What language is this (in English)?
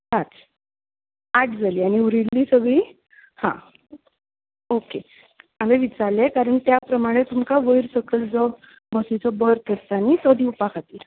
Konkani